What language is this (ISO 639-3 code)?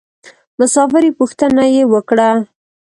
pus